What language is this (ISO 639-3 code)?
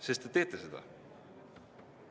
est